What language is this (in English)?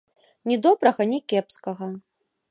Belarusian